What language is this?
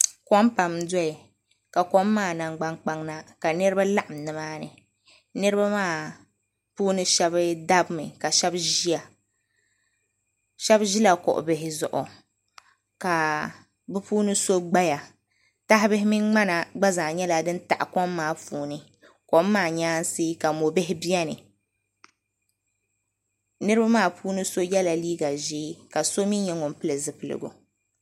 Dagbani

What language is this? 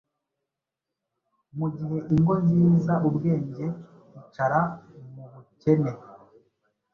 Kinyarwanda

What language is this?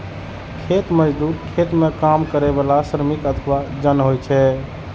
Maithili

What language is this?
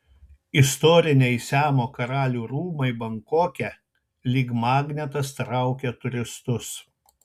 Lithuanian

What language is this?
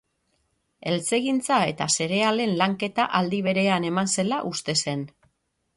Basque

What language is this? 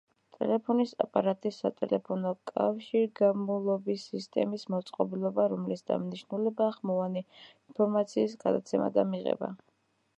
Georgian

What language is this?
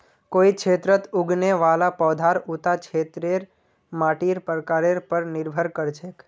Magahi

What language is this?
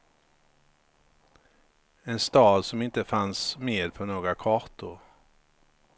Swedish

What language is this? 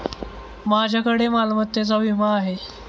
Marathi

